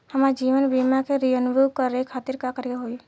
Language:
Bhojpuri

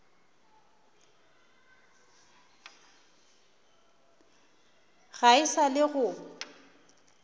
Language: Northern Sotho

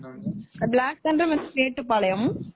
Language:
Tamil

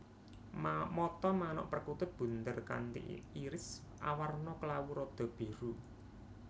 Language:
Javanese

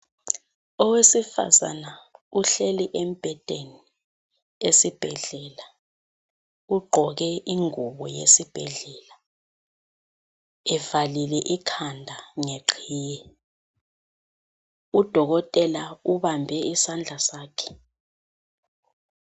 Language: North Ndebele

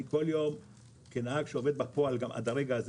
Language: Hebrew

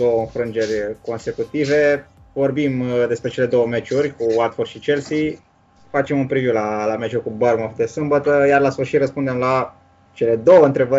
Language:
Romanian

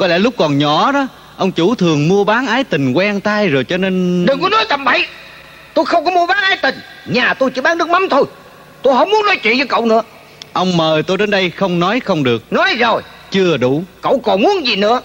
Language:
Vietnamese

